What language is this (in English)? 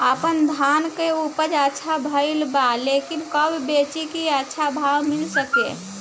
Bhojpuri